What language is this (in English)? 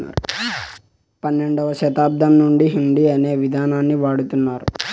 Telugu